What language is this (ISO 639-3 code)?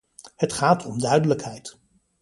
nld